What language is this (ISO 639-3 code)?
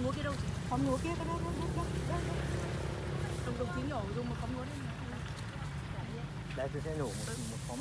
vie